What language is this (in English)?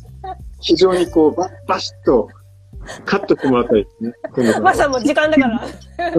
Japanese